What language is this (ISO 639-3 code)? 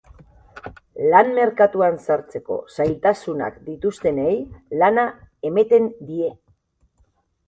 eus